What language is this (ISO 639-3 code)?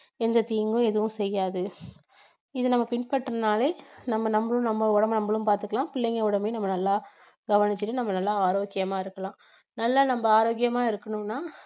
tam